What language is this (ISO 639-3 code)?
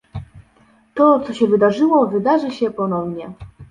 pol